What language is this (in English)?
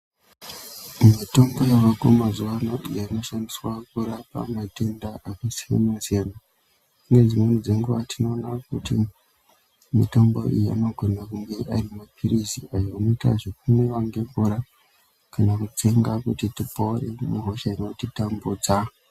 Ndau